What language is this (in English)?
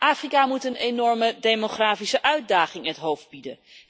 Dutch